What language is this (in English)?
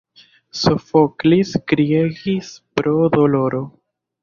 Esperanto